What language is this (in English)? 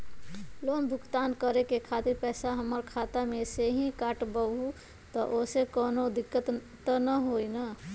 Magahi